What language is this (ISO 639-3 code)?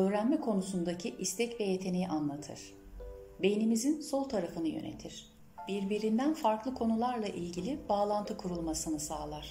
tur